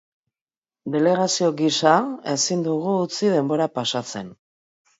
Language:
Basque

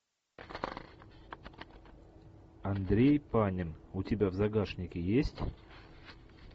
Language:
Russian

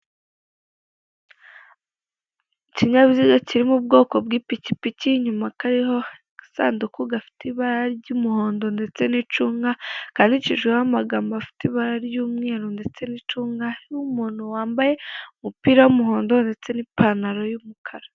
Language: Kinyarwanda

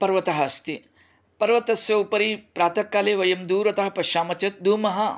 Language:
Sanskrit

